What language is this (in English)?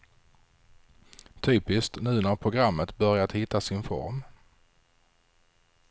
Swedish